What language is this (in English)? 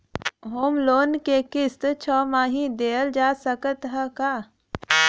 Bhojpuri